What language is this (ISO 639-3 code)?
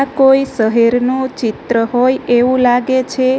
guj